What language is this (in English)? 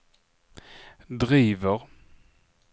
Swedish